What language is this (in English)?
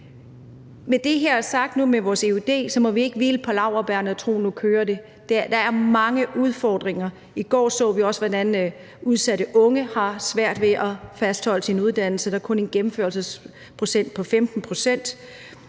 Danish